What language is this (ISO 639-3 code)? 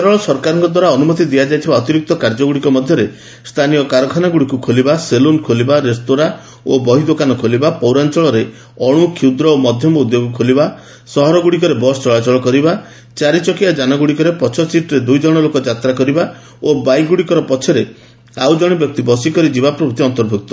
ori